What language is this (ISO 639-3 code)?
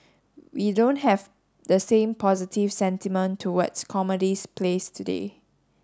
eng